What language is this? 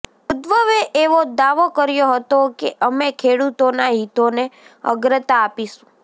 Gujarati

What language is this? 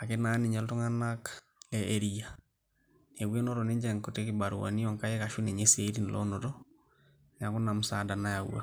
Masai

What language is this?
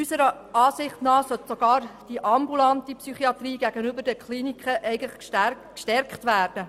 Swiss German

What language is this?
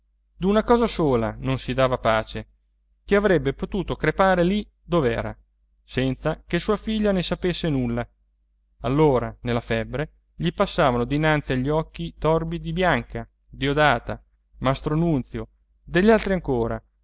Italian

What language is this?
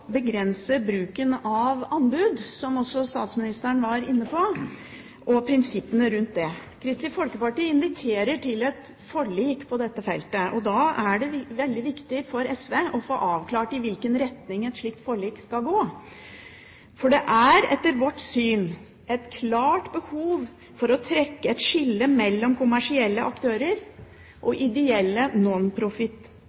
Norwegian Bokmål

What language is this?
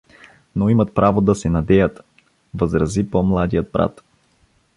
Bulgarian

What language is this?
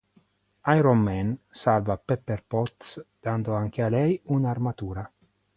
Italian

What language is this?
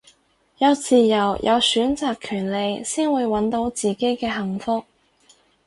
Cantonese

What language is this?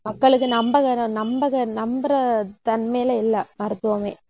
Tamil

